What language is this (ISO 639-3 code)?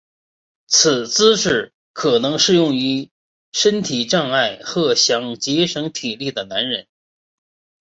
zho